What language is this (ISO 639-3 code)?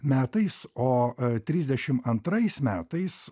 lit